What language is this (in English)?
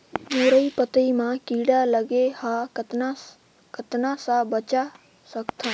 Chhattisgarhi